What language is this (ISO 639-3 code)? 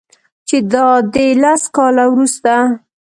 pus